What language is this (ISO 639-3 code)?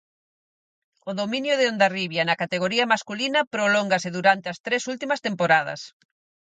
glg